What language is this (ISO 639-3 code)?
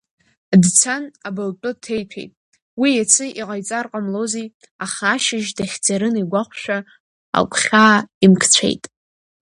abk